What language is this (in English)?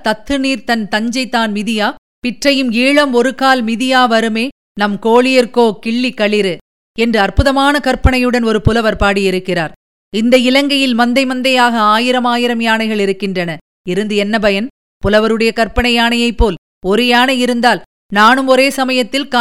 Tamil